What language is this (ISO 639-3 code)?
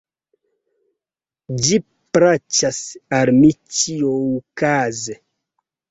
epo